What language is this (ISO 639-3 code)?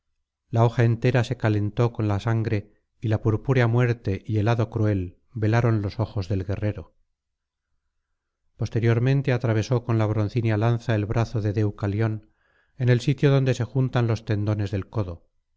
spa